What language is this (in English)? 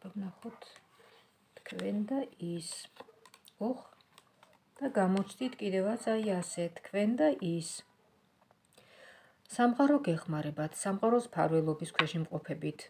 Romanian